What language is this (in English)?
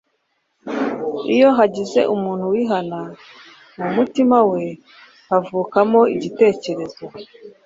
Kinyarwanda